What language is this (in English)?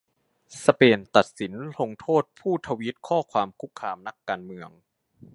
Thai